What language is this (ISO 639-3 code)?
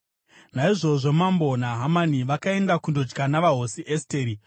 sna